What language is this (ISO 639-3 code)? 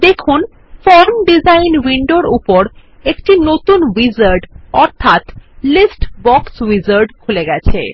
ben